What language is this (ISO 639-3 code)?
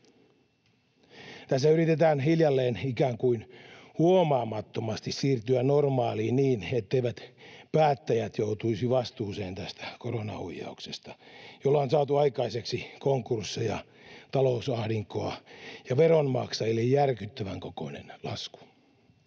fin